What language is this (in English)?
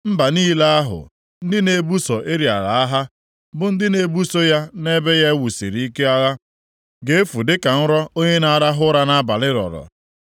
Igbo